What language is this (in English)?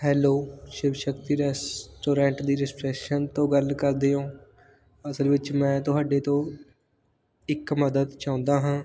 Punjabi